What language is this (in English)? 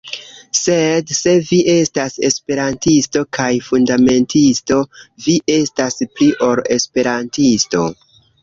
Esperanto